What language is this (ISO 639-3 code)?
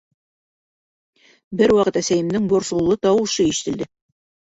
bak